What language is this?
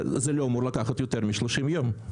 Hebrew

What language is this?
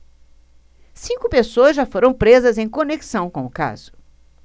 Portuguese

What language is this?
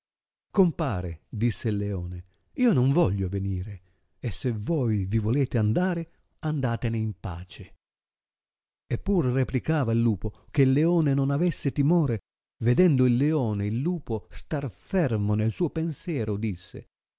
Italian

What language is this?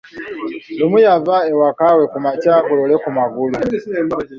Ganda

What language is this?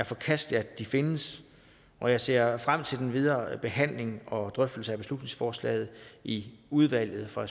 Danish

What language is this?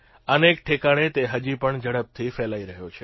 Gujarati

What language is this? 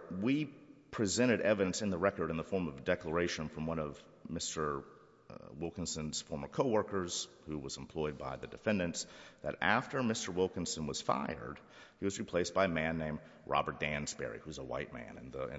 English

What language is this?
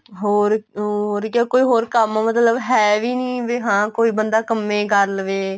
Punjabi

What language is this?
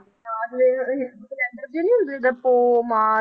Punjabi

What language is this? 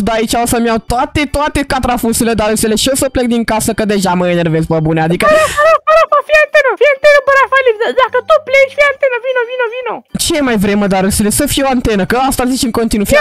Romanian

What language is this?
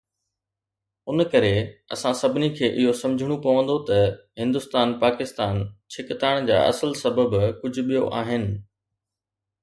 Sindhi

